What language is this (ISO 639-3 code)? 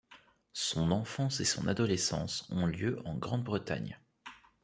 fra